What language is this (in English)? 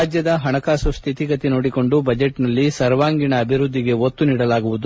Kannada